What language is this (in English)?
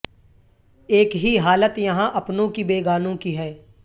Urdu